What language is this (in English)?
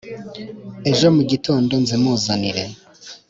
Kinyarwanda